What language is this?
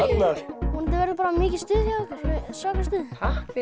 Icelandic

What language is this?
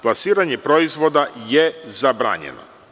Serbian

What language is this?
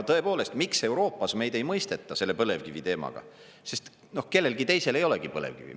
Estonian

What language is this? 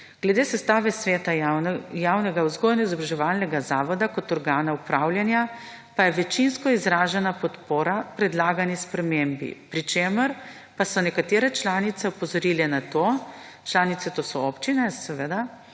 Slovenian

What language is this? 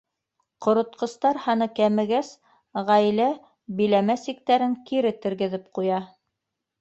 Bashkir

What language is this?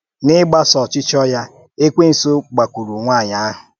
Igbo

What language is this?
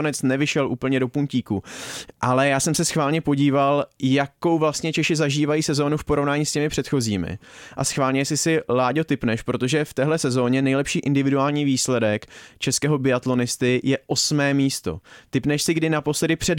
Czech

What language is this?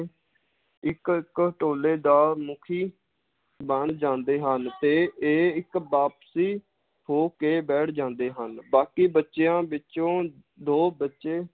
Punjabi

